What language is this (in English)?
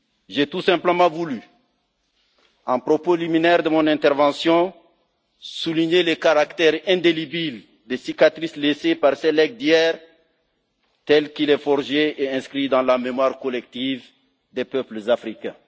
French